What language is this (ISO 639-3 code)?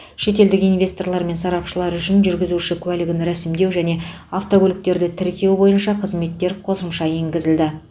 kaz